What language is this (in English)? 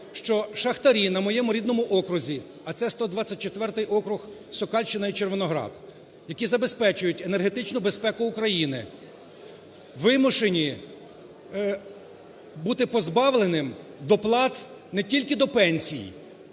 Ukrainian